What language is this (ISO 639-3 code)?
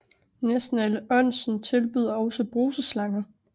dan